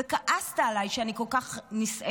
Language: Hebrew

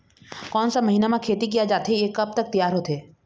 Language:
Chhattisgarhi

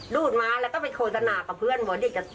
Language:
Thai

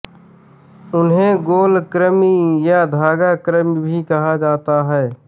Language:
Hindi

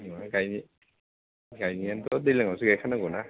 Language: Bodo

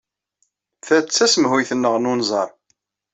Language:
Kabyle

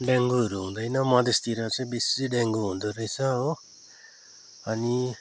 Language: Nepali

